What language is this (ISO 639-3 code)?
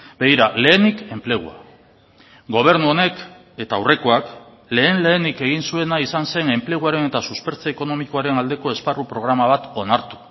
eus